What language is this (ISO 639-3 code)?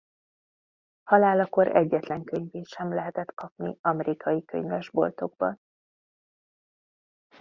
hun